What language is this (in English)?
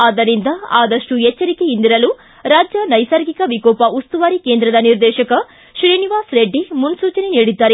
Kannada